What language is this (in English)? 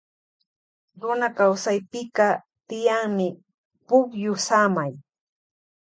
Loja Highland Quichua